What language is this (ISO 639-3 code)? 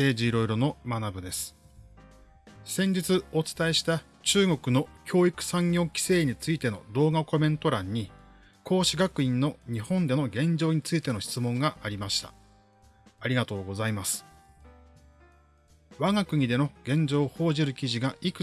jpn